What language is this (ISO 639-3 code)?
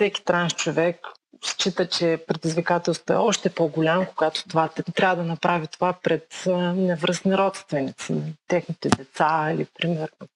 bul